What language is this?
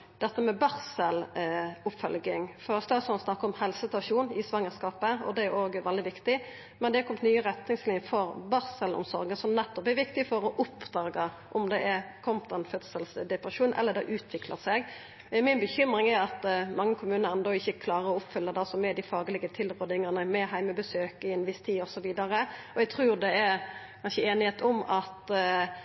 Norwegian Nynorsk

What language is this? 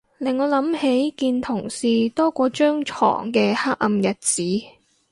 Cantonese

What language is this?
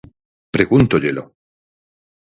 Galician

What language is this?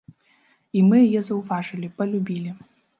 Belarusian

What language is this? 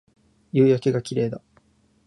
Japanese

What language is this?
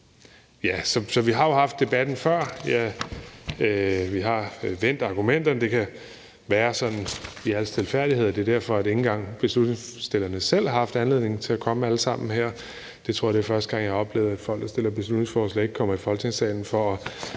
Danish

